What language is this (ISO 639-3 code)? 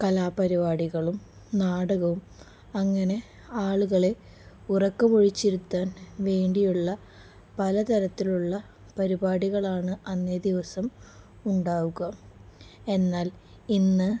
mal